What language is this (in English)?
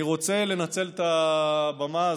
Hebrew